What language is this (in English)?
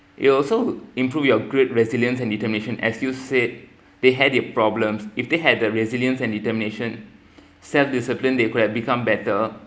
English